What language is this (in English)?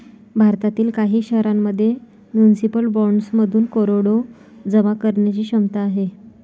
Marathi